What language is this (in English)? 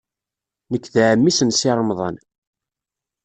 Kabyle